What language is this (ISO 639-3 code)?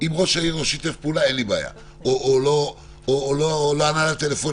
heb